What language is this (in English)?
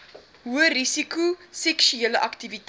Afrikaans